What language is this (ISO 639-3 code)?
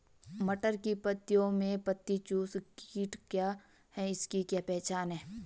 hin